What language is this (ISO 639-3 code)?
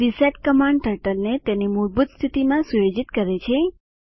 guj